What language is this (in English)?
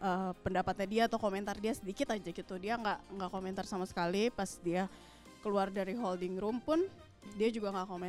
Indonesian